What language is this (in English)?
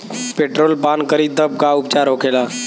Bhojpuri